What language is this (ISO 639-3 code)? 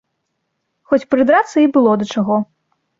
bel